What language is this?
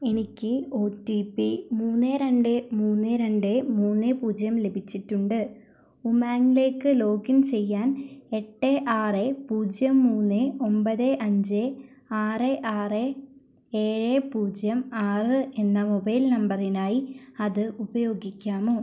Malayalam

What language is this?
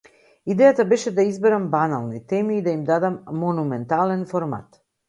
Macedonian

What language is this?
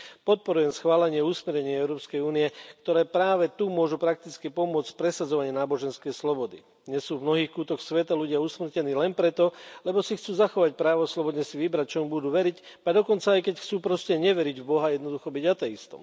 Slovak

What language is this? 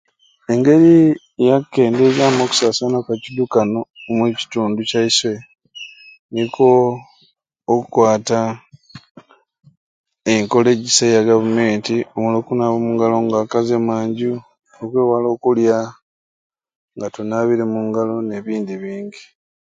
Ruuli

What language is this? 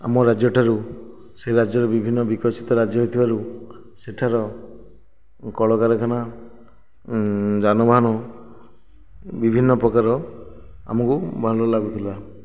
Odia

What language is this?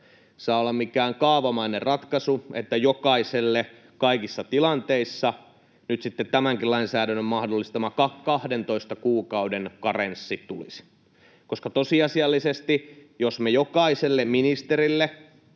Finnish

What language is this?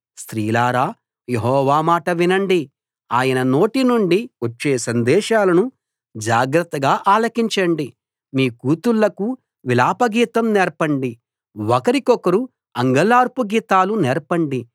Telugu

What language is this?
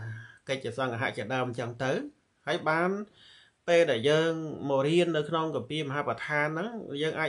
Thai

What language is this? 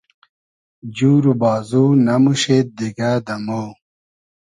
Hazaragi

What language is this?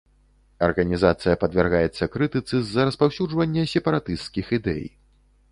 Belarusian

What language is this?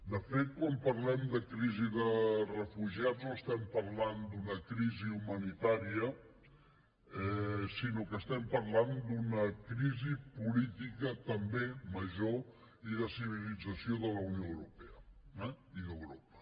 Catalan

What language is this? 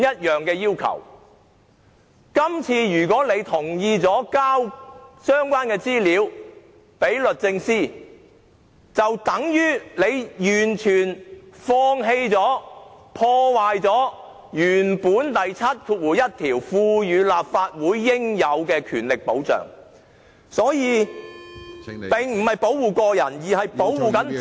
Cantonese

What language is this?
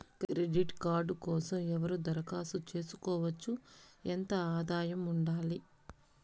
Telugu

